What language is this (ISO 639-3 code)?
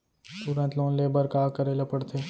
hne